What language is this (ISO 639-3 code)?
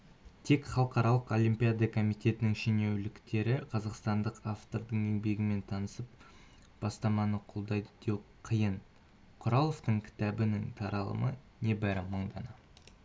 kaz